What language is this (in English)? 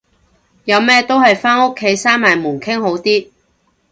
Cantonese